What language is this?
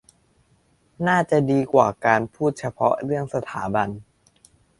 Thai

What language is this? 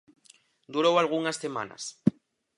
Galician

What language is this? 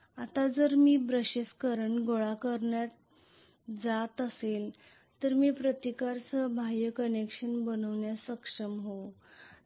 Marathi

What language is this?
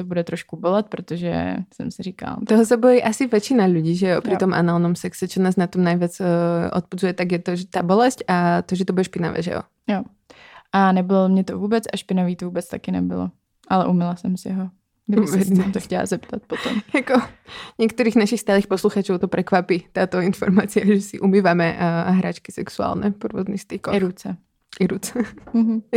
Czech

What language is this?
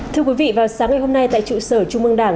Vietnamese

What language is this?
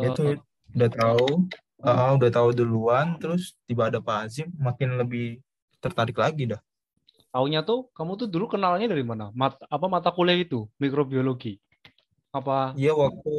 Indonesian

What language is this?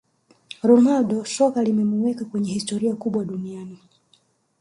Swahili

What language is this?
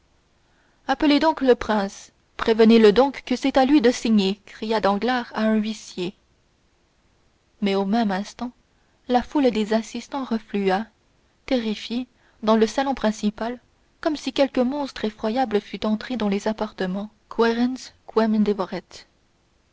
French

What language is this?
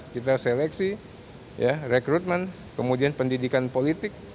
Indonesian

